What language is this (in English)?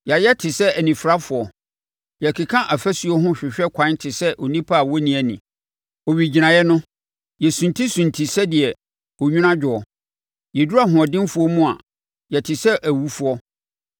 Akan